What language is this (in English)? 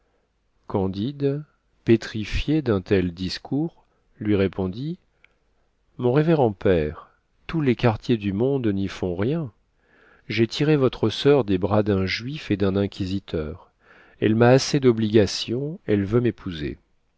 French